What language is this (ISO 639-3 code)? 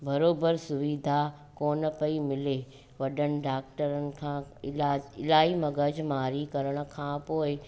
snd